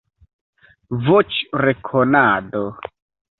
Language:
Esperanto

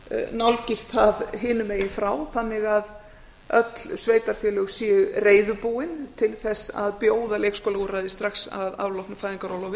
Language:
Icelandic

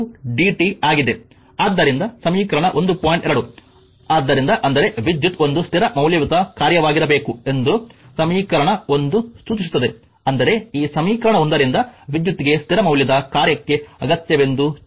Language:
Kannada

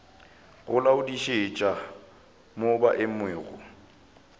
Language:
Northern Sotho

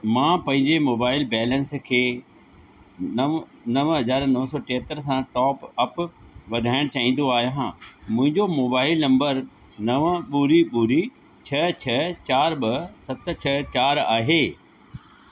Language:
Sindhi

